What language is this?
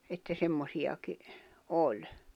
Finnish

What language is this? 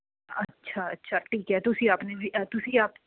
Punjabi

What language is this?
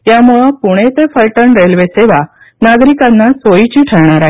Marathi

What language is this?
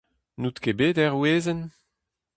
Breton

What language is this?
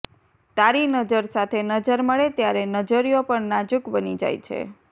Gujarati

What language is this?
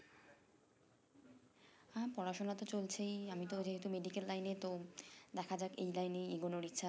Bangla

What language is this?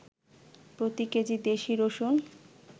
Bangla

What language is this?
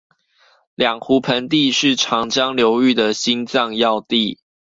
Chinese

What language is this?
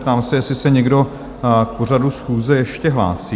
Czech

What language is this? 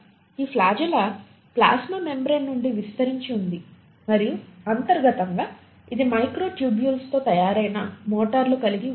Telugu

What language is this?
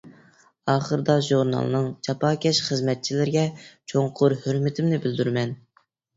Uyghur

